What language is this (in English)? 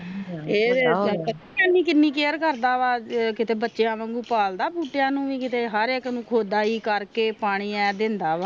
Punjabi